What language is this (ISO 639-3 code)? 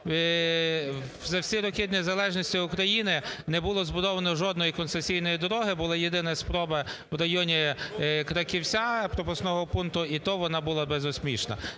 ukr